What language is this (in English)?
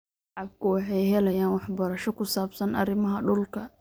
Somali